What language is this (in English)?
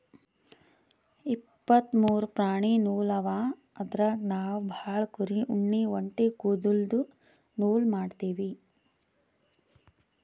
Kannada